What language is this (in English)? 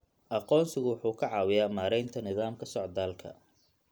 Somali